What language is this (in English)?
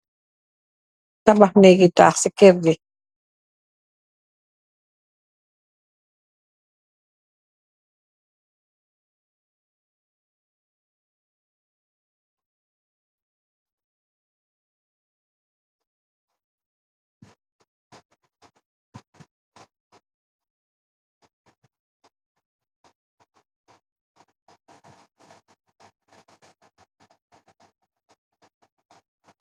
Wolof